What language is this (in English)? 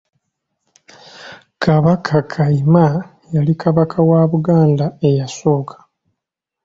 Ganda